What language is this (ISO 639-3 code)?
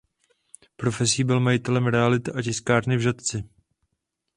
ces